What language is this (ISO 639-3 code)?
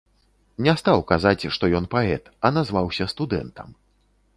bel